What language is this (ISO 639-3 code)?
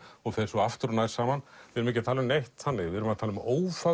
isl